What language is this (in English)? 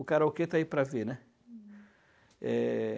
Portuguese